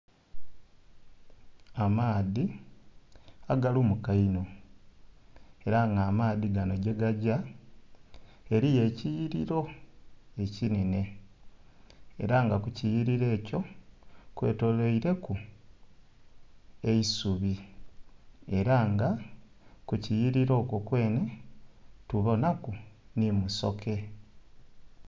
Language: Soga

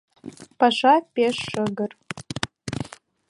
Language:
Mari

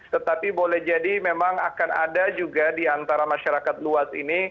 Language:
Indonesian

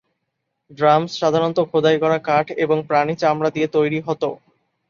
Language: Bangla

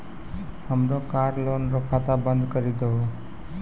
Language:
Maithili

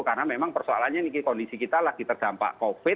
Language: Indonesian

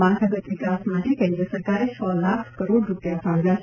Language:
Gujarati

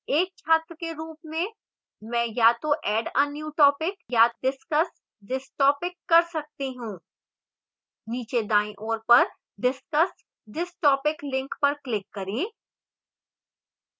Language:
Hindi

